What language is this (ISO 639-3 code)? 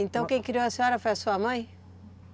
por